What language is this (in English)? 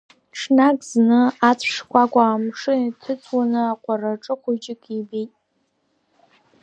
Abkhazian